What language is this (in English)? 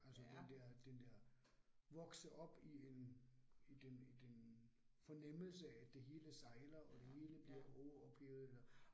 Danish